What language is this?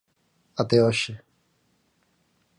Galician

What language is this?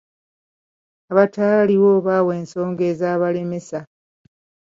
Ganda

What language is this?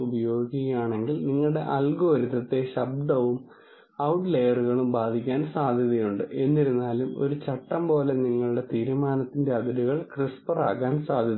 Malayalam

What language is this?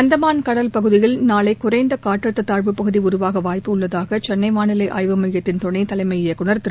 Tamil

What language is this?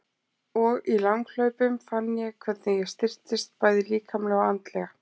Icelandic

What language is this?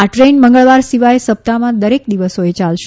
Gujarati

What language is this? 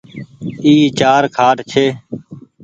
Goaria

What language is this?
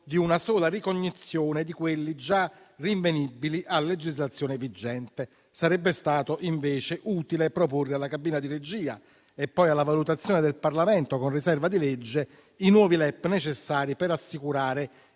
Italian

